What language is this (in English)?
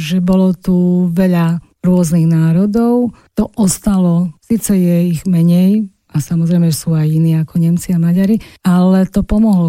Slovak